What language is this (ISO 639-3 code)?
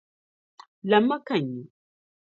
dag